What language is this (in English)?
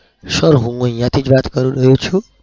Gujarati